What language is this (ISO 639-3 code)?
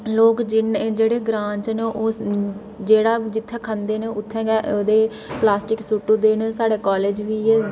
doi